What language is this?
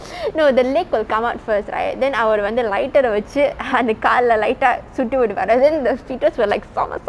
English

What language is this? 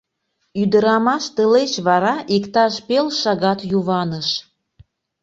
Mari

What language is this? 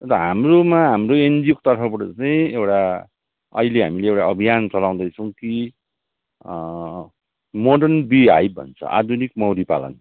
Nepali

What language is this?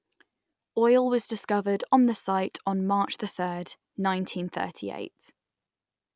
English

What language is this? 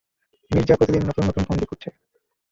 Bangla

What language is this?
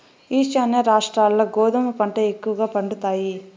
Telugu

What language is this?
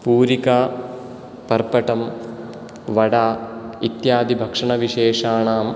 Sanskrit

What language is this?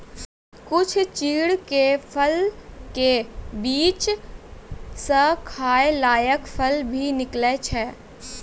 Maithili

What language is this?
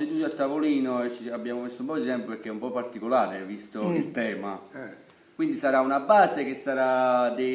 Italian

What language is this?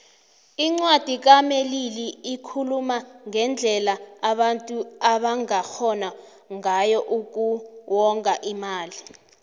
South Ndebele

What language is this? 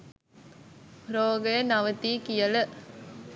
Sinhala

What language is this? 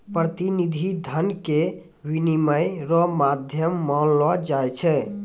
Maithili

